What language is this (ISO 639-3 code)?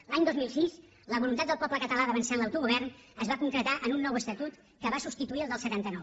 cat